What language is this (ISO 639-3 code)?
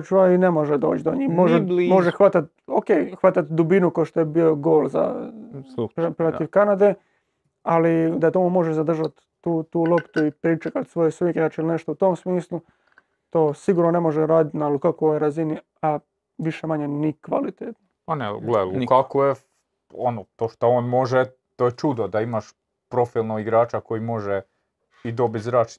hrv